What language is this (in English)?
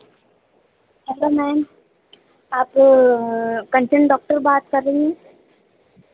Hindi